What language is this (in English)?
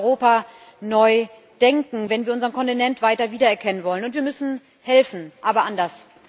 German